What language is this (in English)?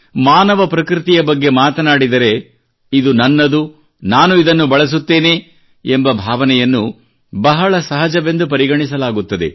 Kannada